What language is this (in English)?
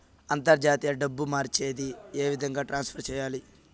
Telugu